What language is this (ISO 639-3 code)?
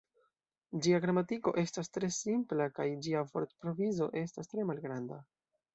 epo